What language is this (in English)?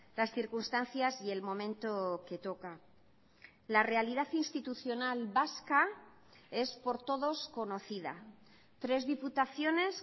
Spanish